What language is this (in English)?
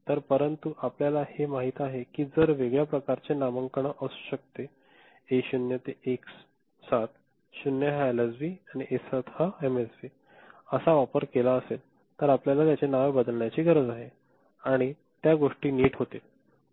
Marathi